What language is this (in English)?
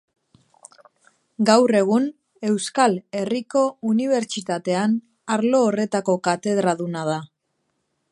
Basque